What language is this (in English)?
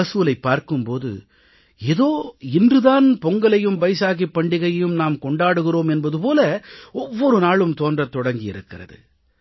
Tamil